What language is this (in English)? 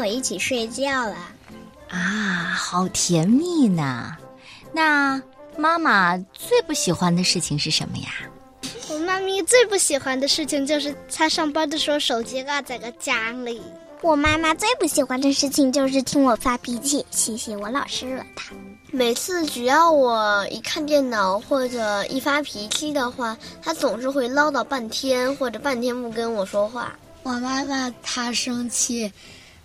Chinese